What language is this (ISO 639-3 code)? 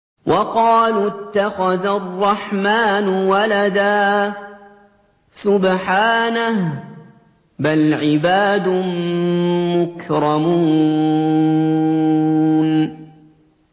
ara